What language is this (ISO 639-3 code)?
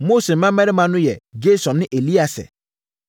aka